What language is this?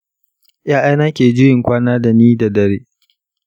Hausa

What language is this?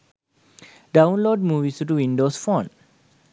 Sinhala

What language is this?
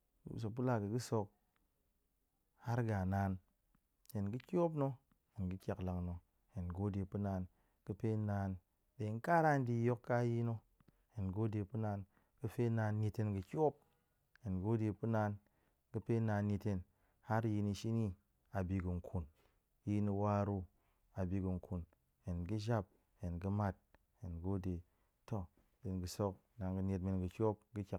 Goemai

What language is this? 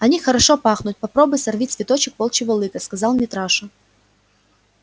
Russian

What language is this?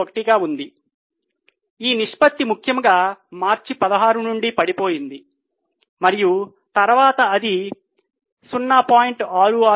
Telugu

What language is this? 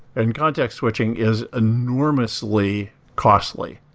English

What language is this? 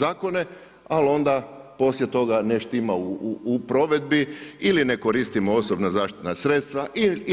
Croatian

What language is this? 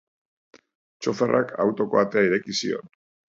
Basque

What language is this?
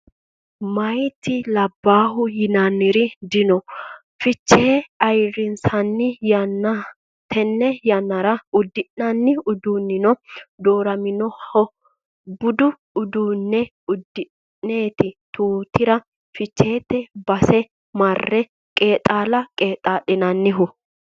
Sidamo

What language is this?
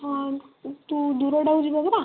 Odia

